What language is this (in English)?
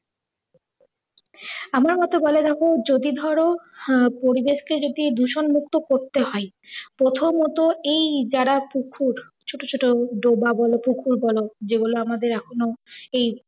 Bangla